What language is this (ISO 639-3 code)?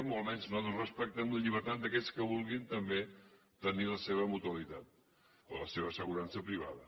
cat